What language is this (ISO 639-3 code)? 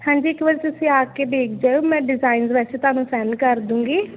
pan